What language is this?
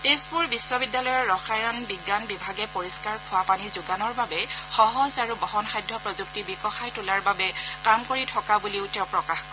Assamese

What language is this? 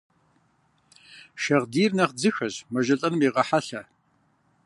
Kabardian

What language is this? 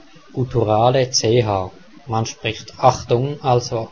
German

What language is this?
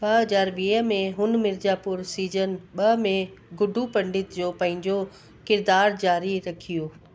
Sindhi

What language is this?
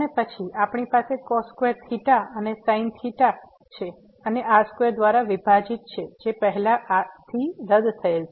Gujarati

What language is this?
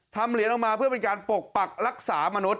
Thai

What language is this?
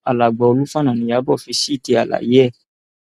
Yoruba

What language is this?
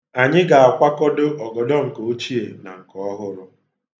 Igbo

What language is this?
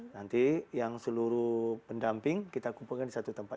Indonesian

